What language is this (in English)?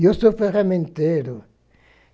Portuguese